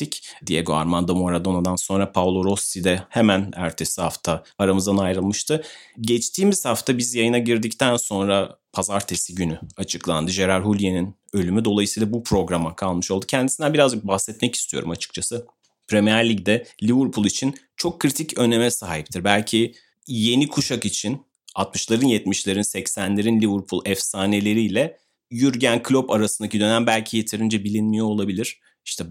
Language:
Turkish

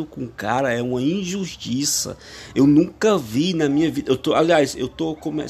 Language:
Portuguese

